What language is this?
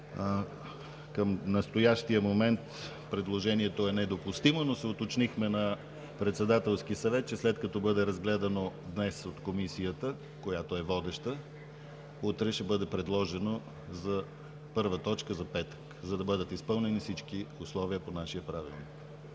Bulgarian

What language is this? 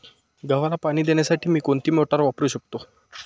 Marathi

